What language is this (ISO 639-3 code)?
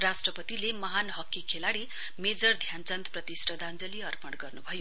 nep